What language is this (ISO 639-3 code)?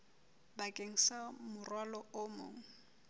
sot